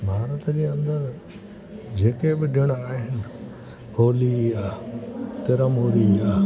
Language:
Sindhi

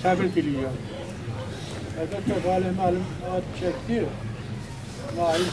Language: Turkish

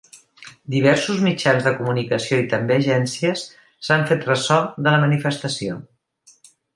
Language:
Catalan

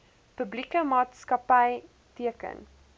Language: Afrikaans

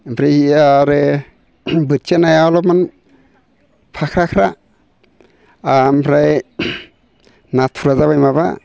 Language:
Bodo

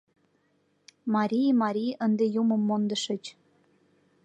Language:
Mari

